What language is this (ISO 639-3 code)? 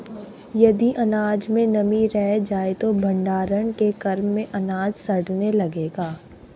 hin